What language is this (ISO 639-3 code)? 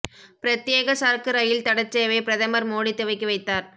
tam